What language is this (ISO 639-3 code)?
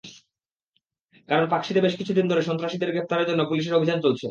ben